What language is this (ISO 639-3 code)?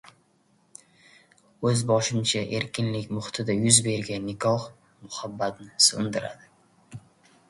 uzb